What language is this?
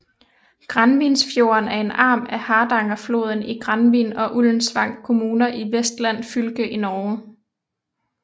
Danish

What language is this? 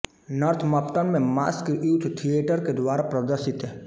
Hindi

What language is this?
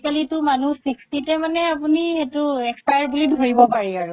Assamese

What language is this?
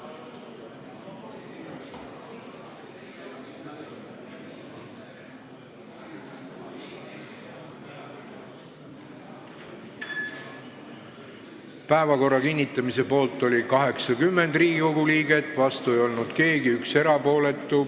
Estonian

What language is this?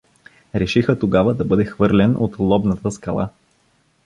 Bulgarian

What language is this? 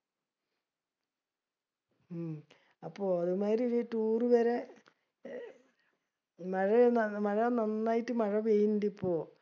Malayalam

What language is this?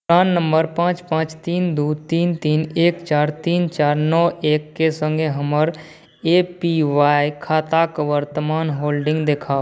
Maithili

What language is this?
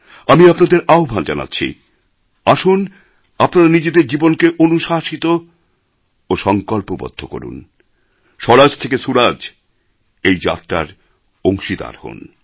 Bangla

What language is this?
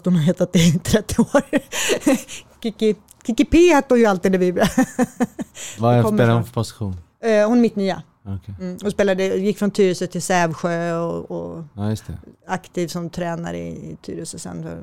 Swedish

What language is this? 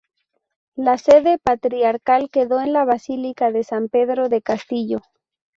Spanish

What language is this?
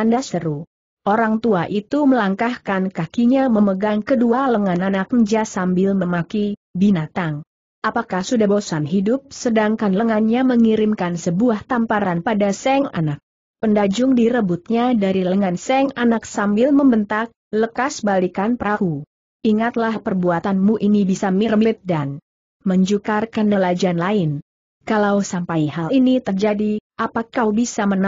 Indonesian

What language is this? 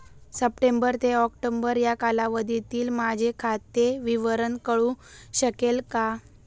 Marathi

